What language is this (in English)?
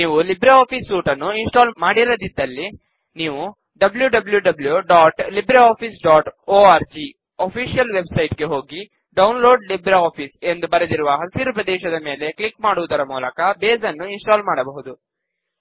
Kannada